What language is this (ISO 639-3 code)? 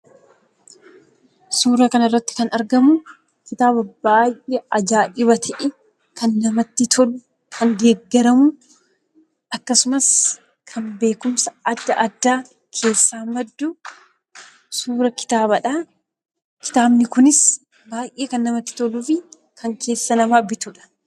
orm